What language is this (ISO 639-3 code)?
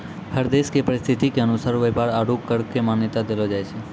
mai